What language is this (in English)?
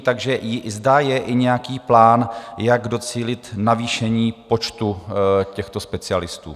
Czech